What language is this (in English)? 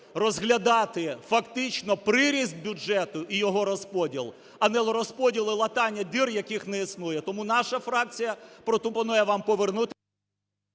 Ukrainian